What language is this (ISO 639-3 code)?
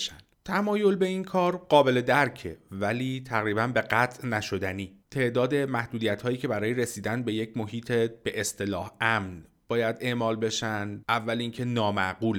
fas